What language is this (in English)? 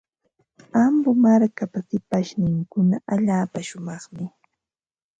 Ambo-Pasco Quechua